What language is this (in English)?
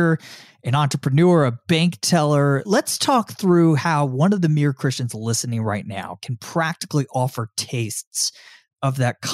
English